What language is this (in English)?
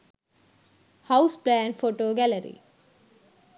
Sinhala